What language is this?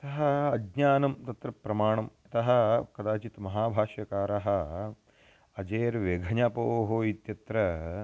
Sanskrit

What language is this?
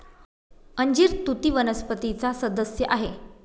Marathi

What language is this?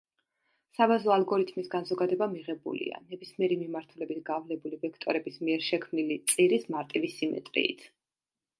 Georgian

